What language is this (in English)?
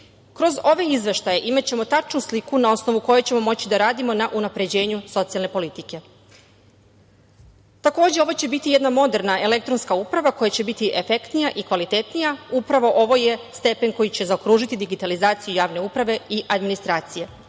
Serbian